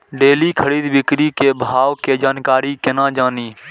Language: Maithili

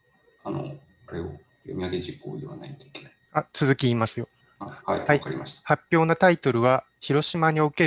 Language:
Japanese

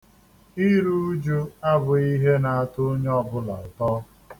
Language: Igbo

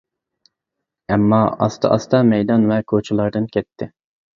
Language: Uyghur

